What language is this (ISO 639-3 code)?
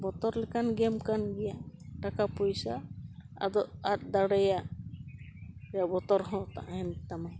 sat